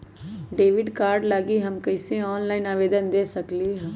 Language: Magahi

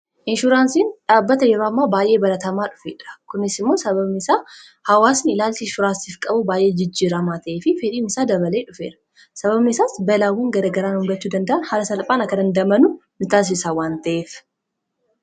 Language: Oromo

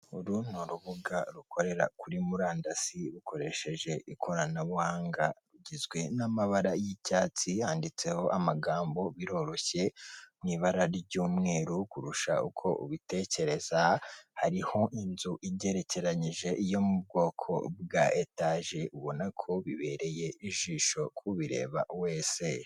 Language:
Kinyarwanda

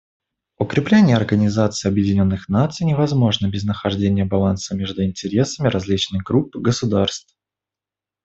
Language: Russian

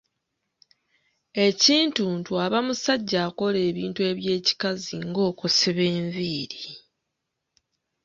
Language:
Ganda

